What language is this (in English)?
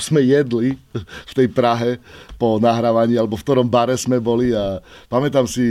Slovak